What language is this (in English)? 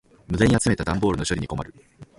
Japanese